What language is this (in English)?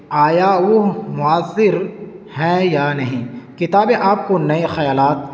Urdu